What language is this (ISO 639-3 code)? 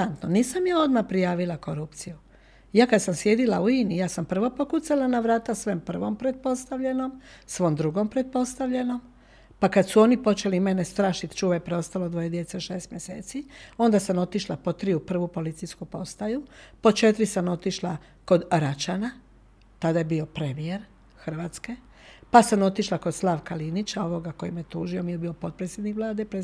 hrv